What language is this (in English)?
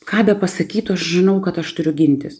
Lithuanian